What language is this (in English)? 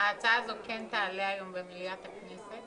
Hebrew